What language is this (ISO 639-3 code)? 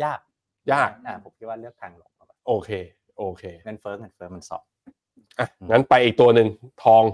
tha